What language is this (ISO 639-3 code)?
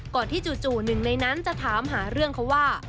tha